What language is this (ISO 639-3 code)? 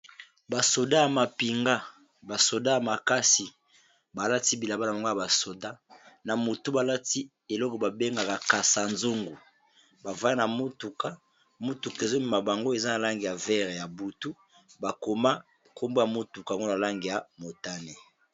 lin